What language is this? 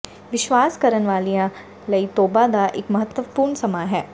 Punjabi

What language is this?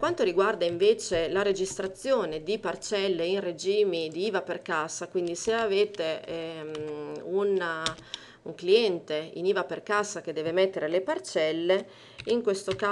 Italian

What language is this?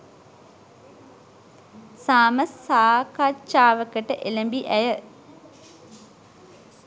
Sinhala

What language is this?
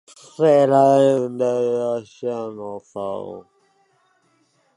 Swedish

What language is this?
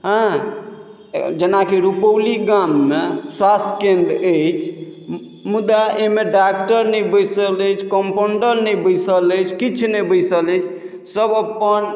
Maithili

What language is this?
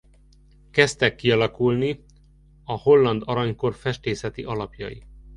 Hungarian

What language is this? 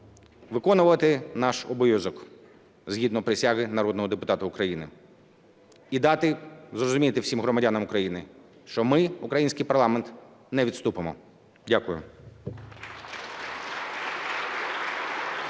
Ukrainian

